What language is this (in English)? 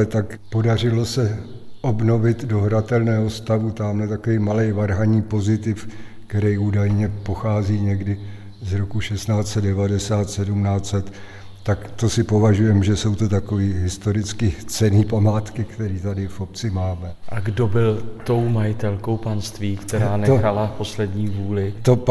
Czech